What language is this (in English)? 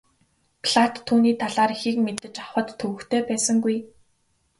Mongolian